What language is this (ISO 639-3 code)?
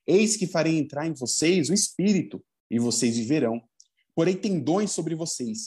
por